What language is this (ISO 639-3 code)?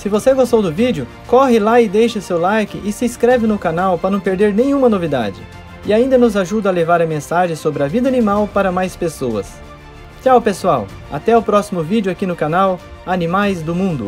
por